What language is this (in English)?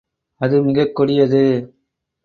Tamil